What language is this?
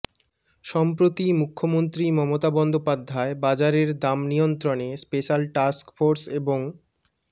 Bangla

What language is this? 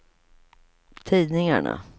Swedish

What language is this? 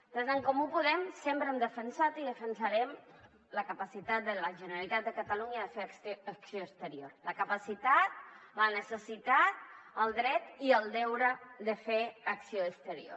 Catalan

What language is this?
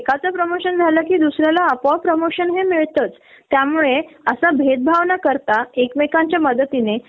Marathi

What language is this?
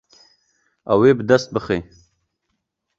Kurdish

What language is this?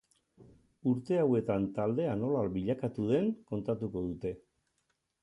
Basque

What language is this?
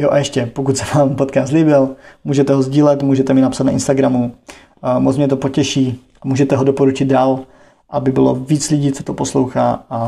Czech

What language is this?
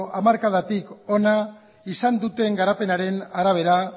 Basque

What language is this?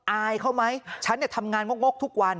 Thai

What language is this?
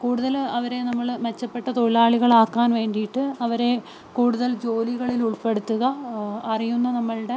Malayalam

